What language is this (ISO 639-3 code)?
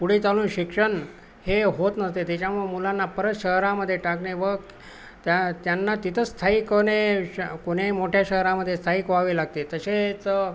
mar